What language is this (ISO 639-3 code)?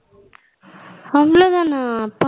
tam